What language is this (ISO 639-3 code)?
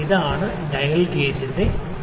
mal